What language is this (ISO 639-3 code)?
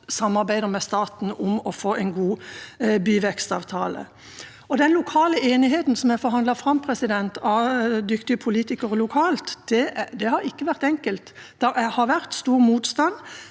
nor